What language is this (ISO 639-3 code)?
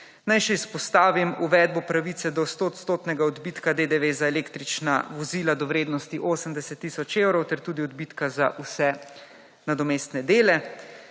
slv